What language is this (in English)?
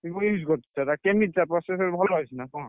Odia